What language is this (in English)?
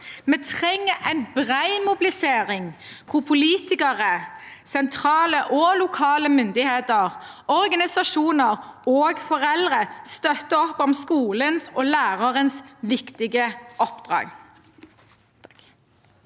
Norwegian